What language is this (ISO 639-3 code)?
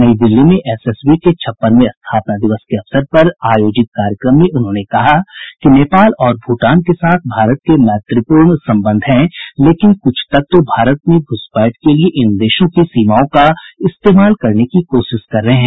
hin